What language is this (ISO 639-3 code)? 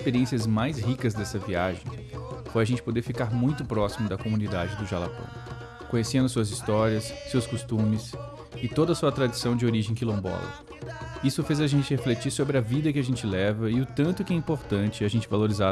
por